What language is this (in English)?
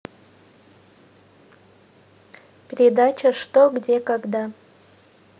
Russian